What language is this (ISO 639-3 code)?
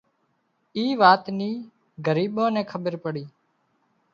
kxp